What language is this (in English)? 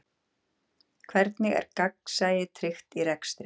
Icelandic